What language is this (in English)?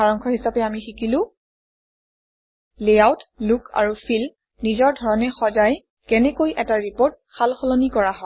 Assamese